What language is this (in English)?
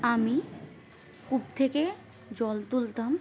Bangla